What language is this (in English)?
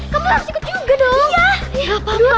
Indonesian